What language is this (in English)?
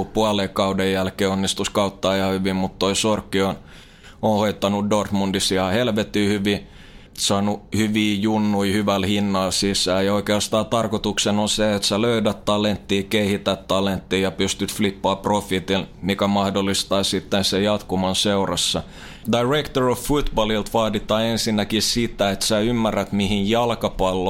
Finnish